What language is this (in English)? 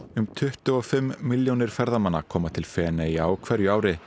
Icelandic